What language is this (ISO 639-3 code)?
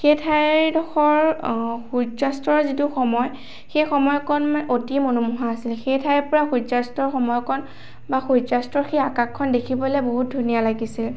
asm